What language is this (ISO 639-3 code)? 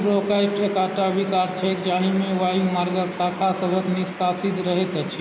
mai